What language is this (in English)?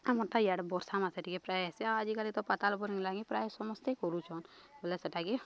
Odia